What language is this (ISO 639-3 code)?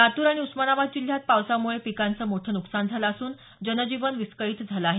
mar